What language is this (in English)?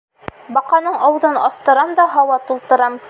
Bashkir